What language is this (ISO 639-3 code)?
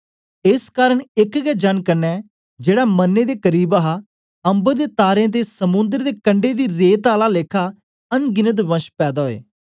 doi